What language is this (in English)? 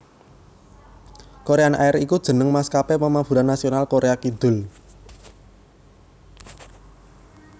Javanese